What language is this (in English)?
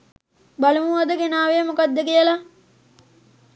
Sinhala